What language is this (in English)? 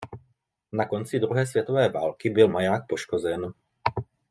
Czech